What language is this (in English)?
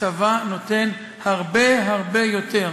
Hebrew